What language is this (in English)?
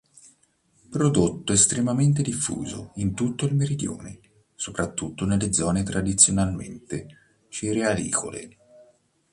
Italian